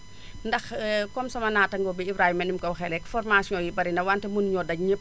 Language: Wolof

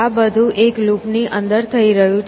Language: Gujarati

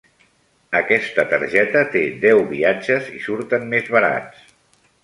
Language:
Catalan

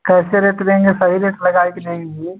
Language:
Hindi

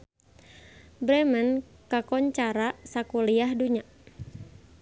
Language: Sundanese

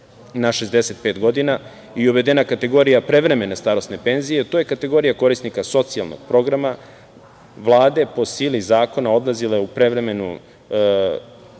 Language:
Serbian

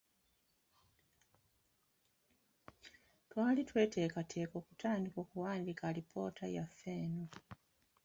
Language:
Ganda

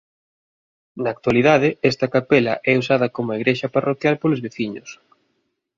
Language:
Galician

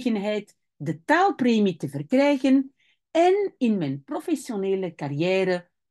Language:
Dutch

